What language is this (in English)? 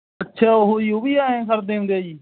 Punjabi